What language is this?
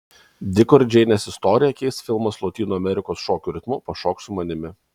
Lithuanian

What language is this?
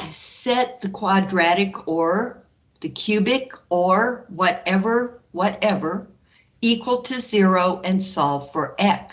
English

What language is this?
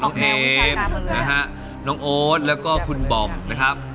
Thai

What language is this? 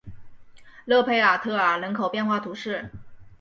Chinese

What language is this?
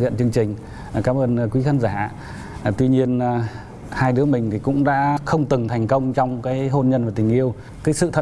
Vietnamese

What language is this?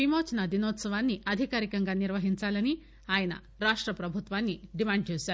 Telugu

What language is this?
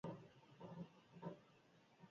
Basque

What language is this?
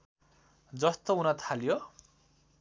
Nepali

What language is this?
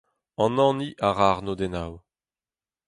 Breton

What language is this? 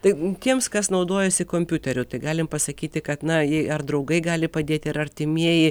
Lithuanian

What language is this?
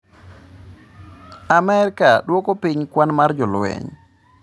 Luo (Kenya and Tanzania)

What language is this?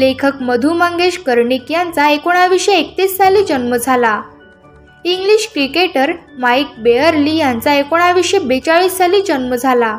Marathi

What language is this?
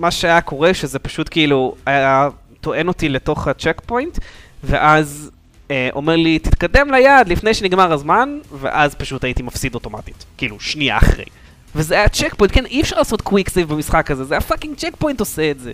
Hebrew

